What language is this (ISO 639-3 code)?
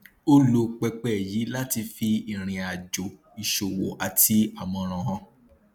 yor